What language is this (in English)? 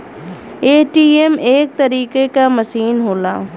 Bhojpuri